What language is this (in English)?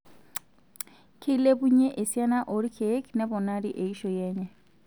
Masai